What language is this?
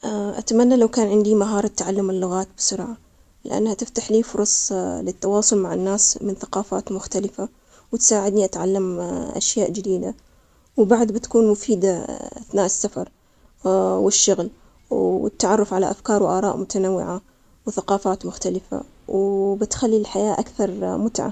Omani Arabic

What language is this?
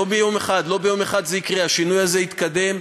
Hebrew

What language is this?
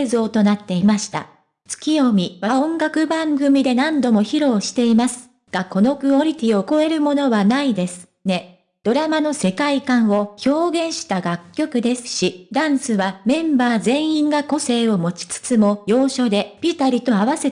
Japanese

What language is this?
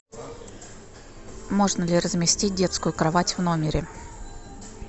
Russian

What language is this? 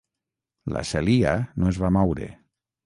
Catalan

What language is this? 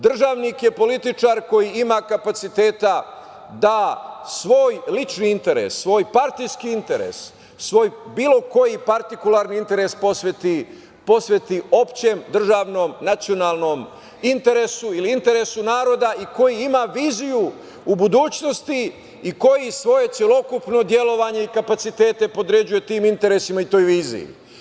Serbian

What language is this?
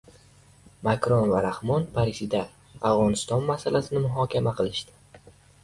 Uzbek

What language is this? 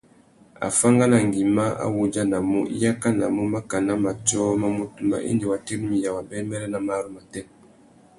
Tuki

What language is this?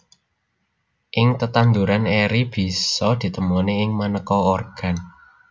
Javanese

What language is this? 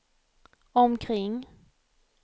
Swedish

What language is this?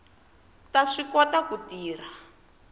Tsonga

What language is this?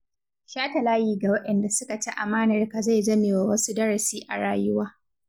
Hausa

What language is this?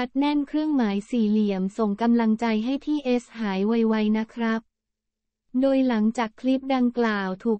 Thai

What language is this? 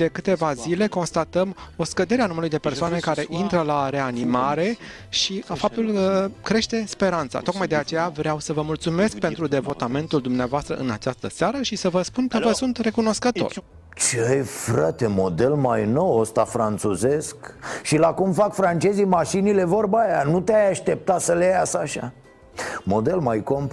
Romanian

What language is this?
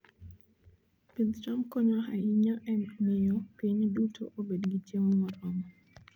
Luo (Kenya and Tanzania)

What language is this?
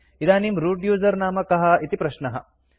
Sanskrit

